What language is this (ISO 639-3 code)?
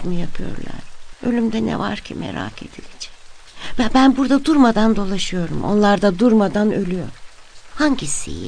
tur